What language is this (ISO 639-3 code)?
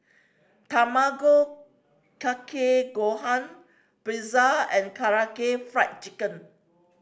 eng